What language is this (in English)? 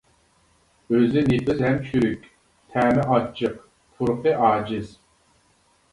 Uyghur